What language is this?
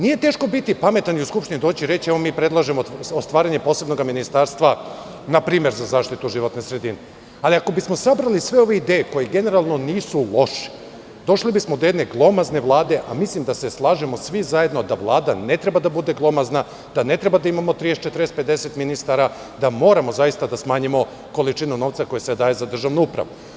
Serbian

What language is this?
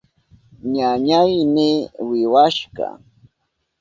Southern Pastaza Quechua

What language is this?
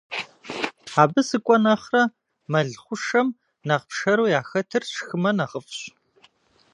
Kabardian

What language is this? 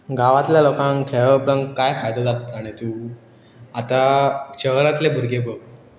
Konkani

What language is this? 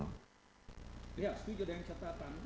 Indonesian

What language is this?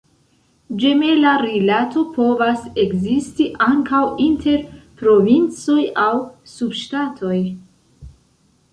Esperanto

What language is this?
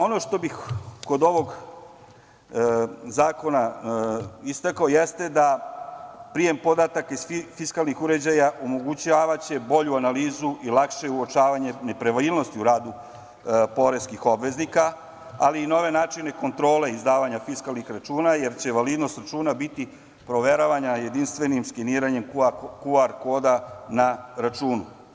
Serbian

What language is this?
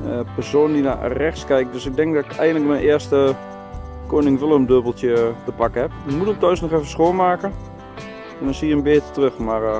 Dutch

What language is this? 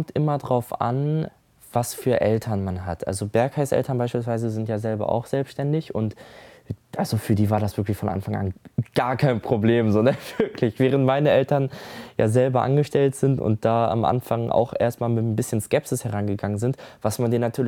German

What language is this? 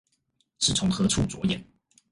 Chinese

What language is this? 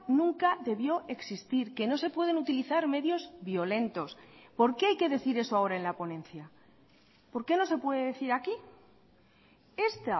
Spanish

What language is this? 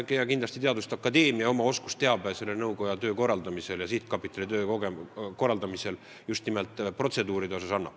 Estonian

